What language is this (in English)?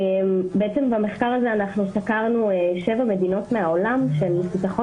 Hebrew